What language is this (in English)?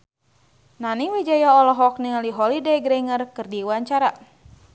Sundanese